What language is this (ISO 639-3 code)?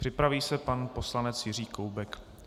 ces